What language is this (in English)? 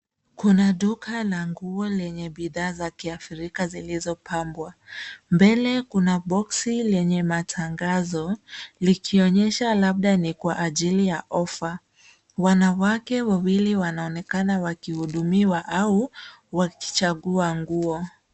Swahili